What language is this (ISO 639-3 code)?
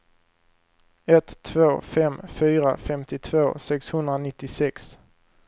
swe